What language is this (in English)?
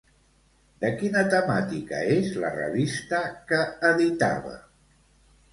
Catalan